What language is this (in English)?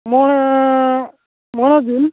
Santali